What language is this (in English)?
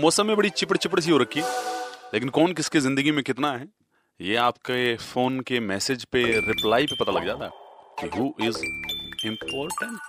Hindi